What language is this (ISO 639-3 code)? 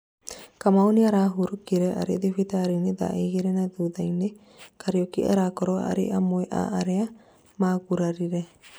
kik